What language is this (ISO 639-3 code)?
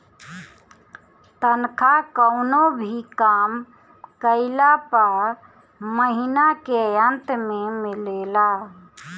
bho